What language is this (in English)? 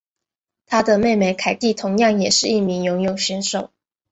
Chinese